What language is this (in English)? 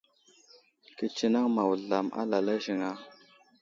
Wuzlam